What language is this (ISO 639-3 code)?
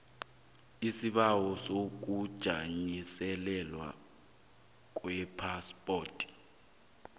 nbl